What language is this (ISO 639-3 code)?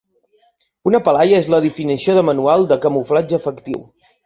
cat